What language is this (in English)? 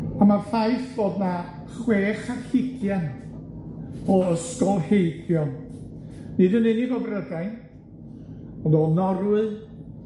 Welsh